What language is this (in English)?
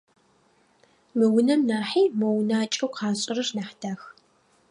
Adyghe